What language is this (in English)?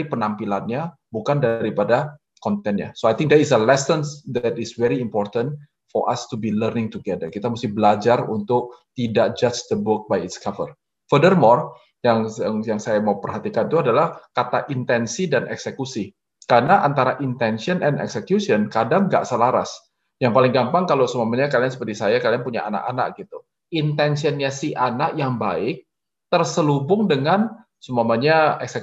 Indonesian